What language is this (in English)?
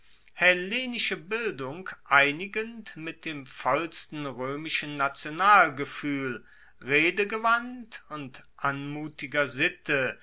German